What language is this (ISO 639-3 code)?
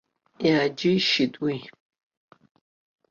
abk